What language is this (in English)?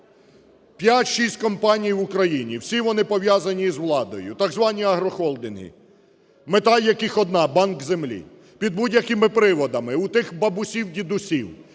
Ukrainian